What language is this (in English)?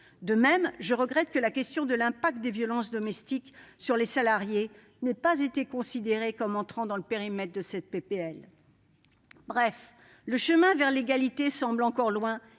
French